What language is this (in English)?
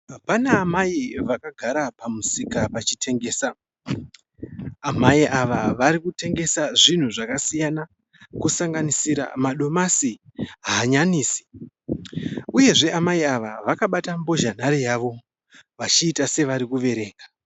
Shona